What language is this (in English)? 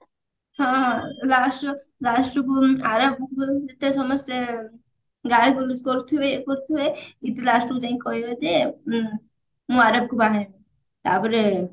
Odia